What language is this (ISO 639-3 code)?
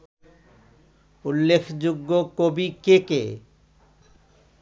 ben